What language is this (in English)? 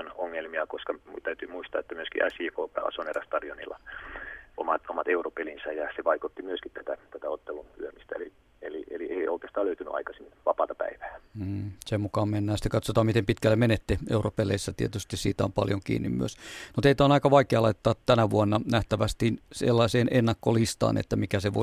Finnish